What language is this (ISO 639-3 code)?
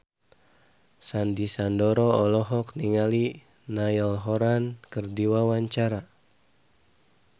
sun